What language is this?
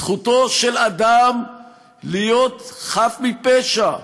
Hebrew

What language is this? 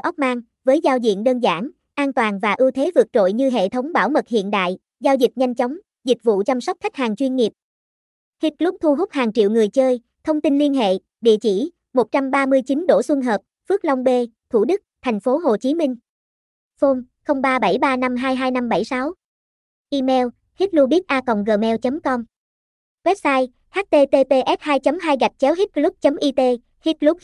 Vietnamese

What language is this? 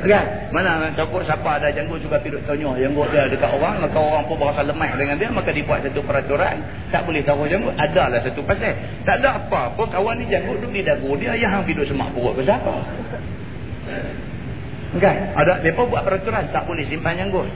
Malay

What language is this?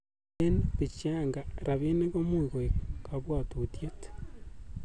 Kalenjin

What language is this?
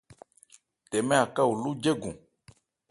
Ebrié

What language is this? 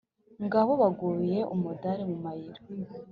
Kinyarwanda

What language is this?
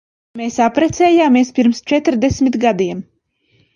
Latvian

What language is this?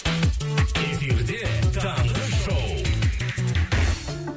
Kazakh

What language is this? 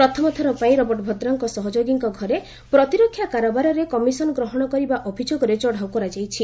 Odia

